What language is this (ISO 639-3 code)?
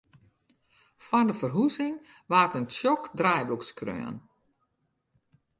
fry